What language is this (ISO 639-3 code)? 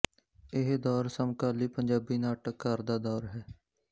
pan